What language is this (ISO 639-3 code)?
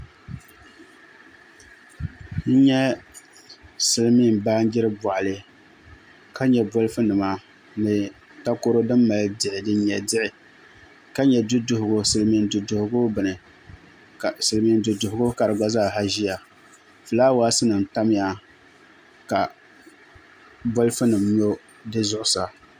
dag